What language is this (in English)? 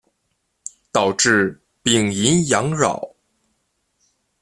Chinese